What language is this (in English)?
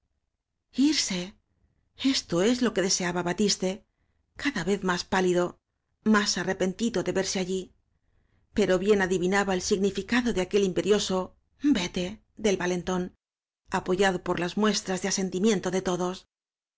Spanish